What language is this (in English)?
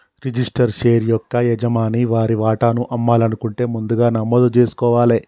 Telugu